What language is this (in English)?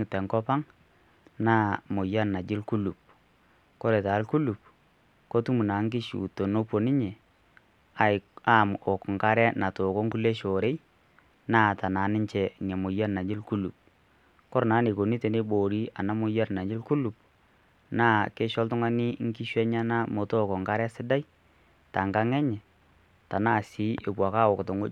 Masai